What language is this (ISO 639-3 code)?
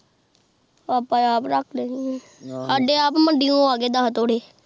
pan